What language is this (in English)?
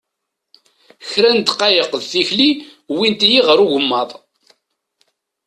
Kabyle